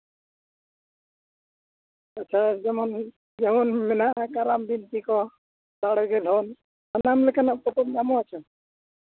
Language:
Santali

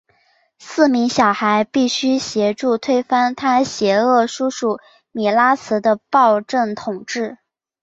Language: Chinese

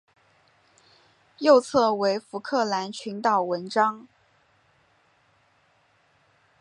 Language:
Chinese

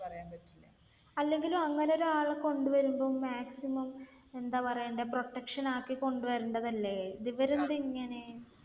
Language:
Malayalam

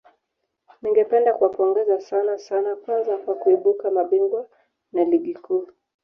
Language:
Swahili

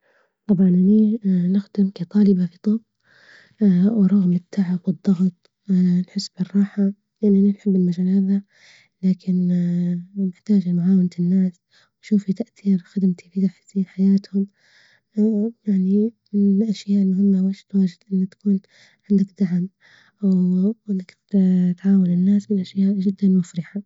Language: Libyan Arabic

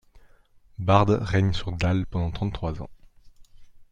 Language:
French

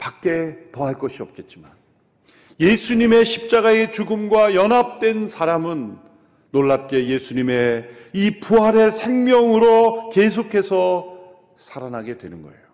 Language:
Korean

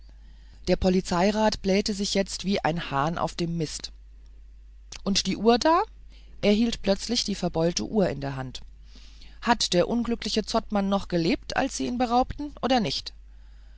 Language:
German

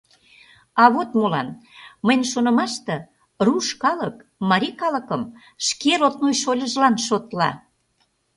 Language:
Mari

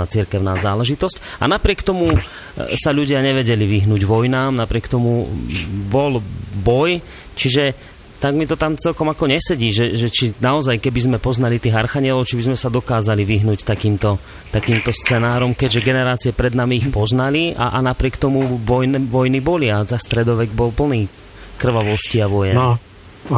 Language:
Slovak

